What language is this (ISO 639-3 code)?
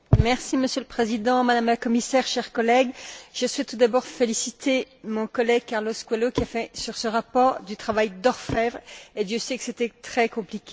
fra